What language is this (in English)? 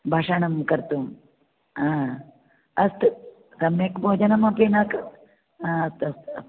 Sanskrit